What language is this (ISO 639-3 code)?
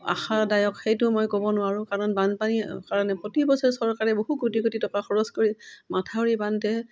asm